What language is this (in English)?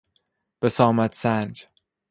Persian